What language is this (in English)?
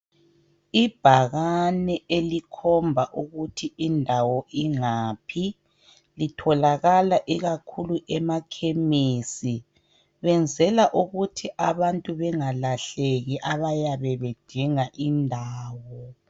North Ndebele